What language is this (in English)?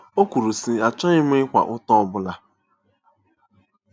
Igbo